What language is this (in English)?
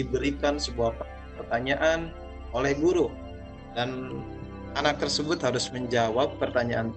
Indonesian